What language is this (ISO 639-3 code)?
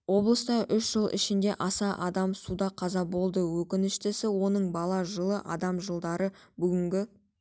kaz